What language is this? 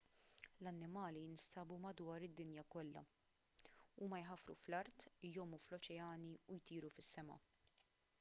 Maltese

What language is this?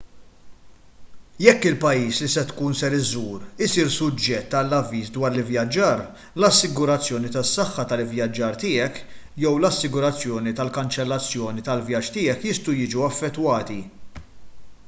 Maltese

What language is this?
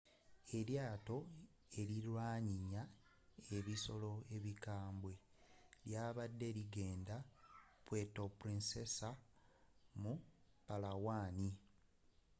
Ganda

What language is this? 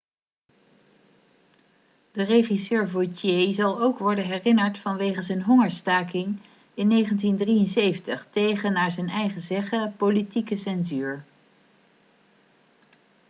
Dutch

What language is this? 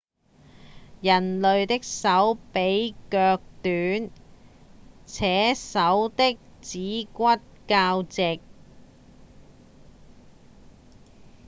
Cantonese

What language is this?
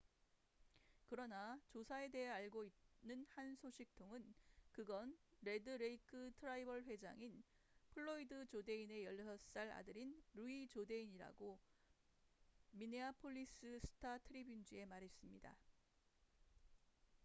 Korean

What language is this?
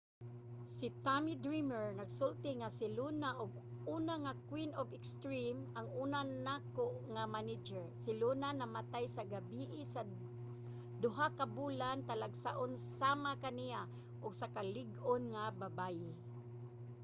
Cebuano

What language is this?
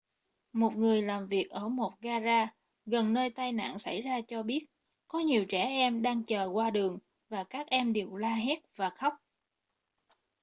Vietnamese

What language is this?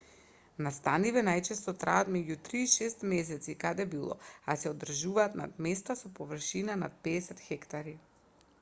Macedonian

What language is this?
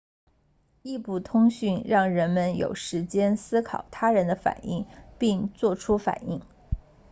Chinese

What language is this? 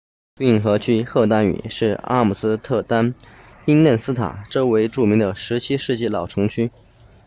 Chinese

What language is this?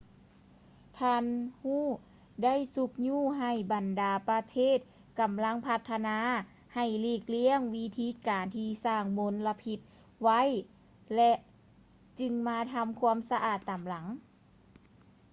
Lao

